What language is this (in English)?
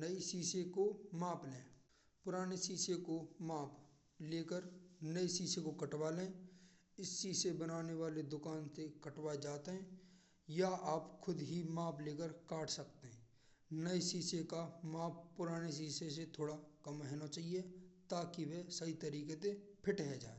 Braj